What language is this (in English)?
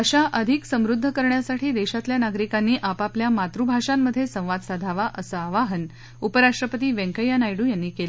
Marathi